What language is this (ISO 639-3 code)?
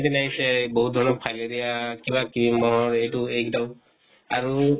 asm